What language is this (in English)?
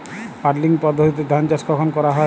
Bangla